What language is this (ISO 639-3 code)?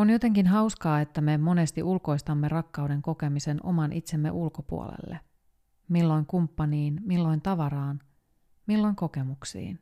fin